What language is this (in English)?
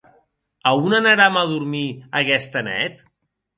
Occitan